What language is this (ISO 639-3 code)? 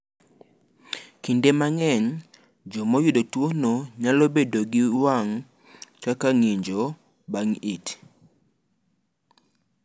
luo